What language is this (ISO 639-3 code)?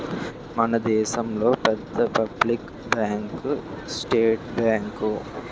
tel